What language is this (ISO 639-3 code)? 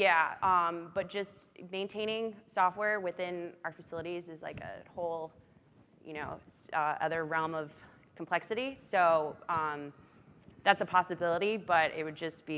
eng